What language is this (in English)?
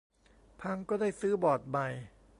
Thai